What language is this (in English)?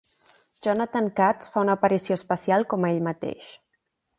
Catalan